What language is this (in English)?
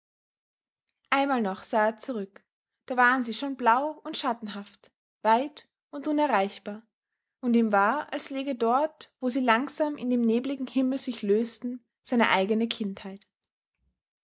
German